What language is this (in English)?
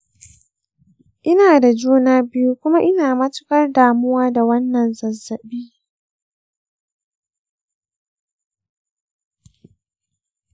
Hausa